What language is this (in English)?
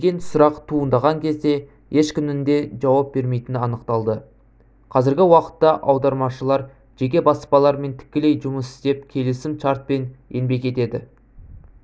Kazakh